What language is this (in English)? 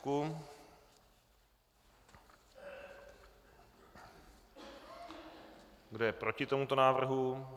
Czech